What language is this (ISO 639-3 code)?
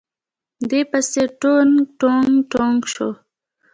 pus